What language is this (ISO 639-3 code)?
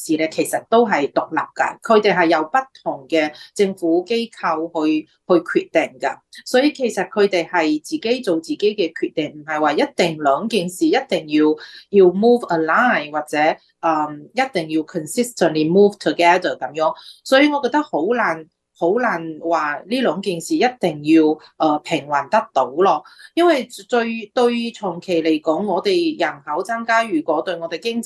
zho